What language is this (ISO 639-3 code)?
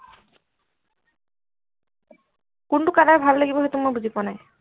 asm